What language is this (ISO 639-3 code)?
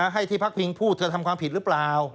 tha